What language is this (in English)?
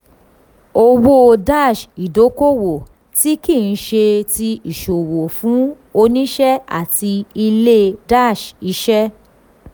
Yoruba